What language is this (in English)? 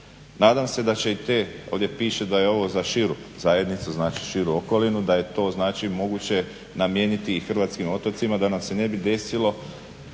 Croatian